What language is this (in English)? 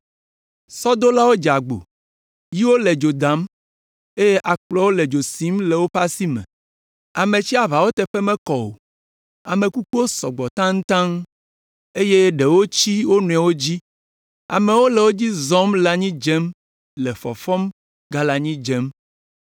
Ewe